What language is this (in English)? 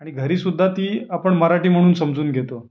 Marathi